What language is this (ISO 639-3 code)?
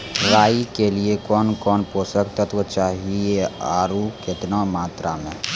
mai